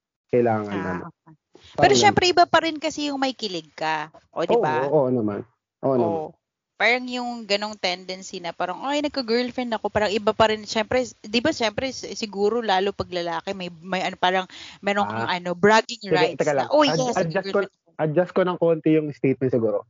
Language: Filipino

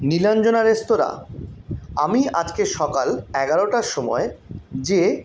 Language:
Bangla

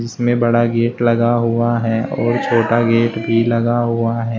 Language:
Hindi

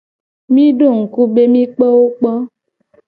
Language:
Gen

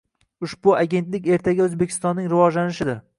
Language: Uzbek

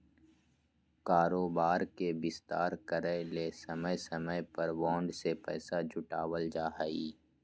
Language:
Magahi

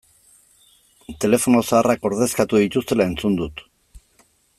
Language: Basque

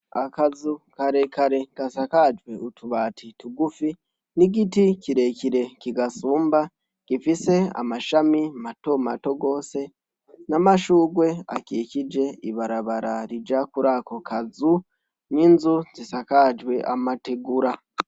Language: Rundi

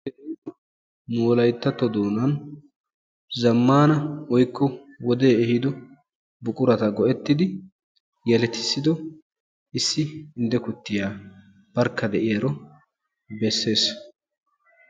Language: Wolaytta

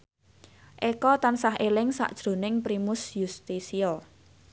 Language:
Javanese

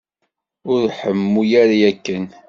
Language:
Kabyle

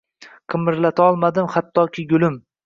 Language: Uzbek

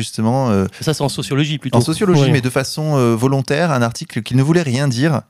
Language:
French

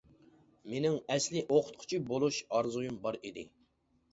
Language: Uyghur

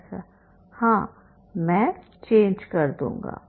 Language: Hindi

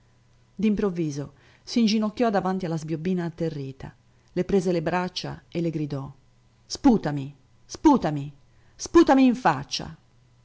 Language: Italian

